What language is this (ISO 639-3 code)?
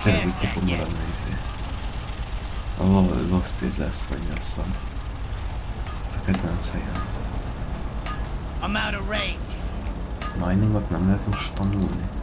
hun